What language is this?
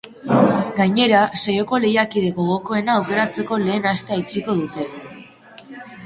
Basque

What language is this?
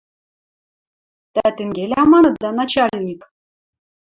Western Mari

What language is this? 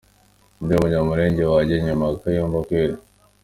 Kinyarwanda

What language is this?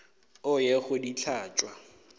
Northern Sotho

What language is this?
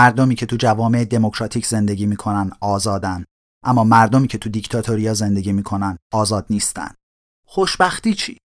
Persian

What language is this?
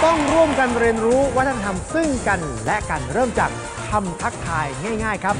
Thai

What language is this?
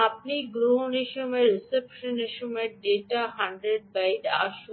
Bangla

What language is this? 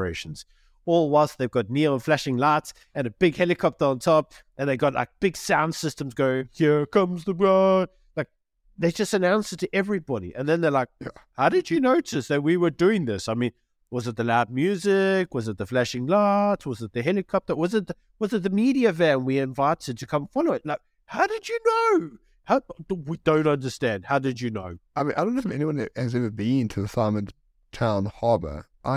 English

